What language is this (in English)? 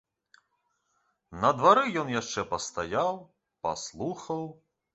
Belarusian